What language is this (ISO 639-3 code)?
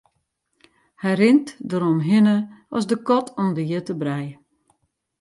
fry